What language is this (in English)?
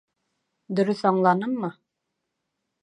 Bashkir